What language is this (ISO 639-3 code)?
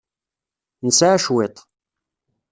kab